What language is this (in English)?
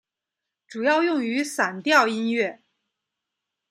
Chinese